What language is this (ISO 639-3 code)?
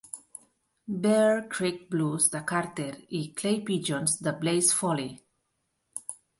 cat